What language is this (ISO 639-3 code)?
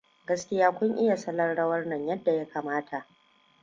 hau